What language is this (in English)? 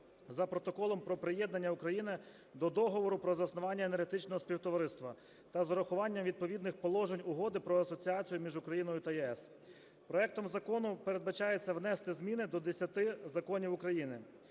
Ukrainian